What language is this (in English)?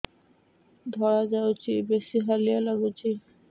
Odia